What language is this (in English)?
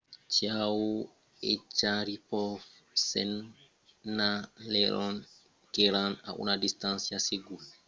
Occitan